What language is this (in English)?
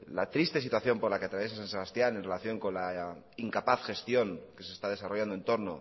Spanish